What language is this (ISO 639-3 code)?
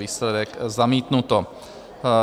ces